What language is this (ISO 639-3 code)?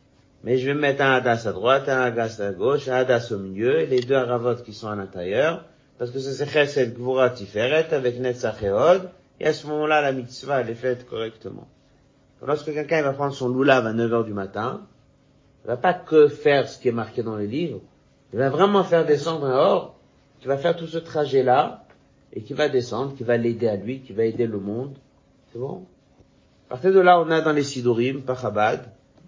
fra